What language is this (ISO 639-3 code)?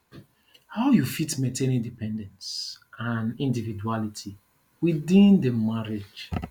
pcm